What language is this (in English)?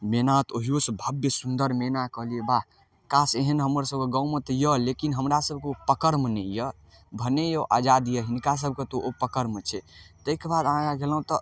Maithili